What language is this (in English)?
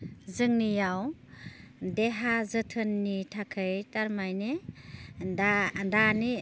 Bodo